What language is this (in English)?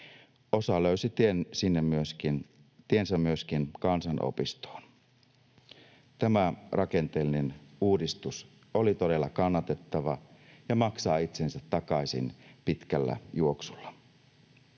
Finnish